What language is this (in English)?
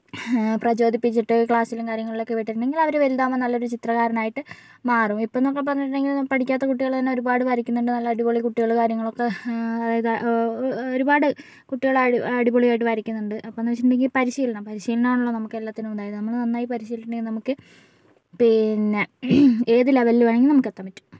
Malayalam